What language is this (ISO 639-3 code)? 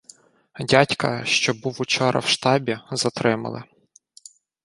ukr